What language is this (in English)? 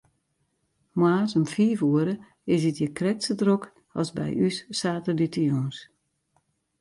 Western Frisian